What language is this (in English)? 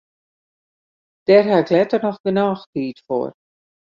Western Frisian